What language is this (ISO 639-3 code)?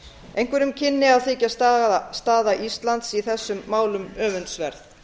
isl